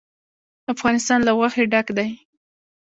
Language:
Pashto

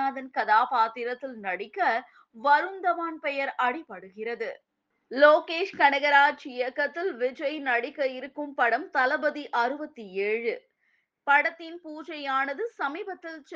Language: Tamil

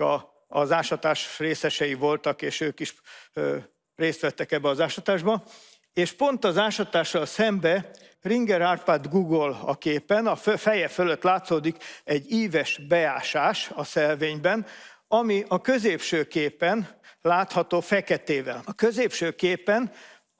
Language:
Hungarian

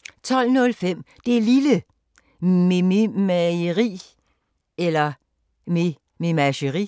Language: Danish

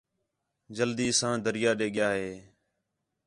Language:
Khetrani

